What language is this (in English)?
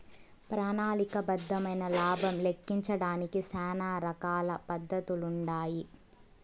Telugu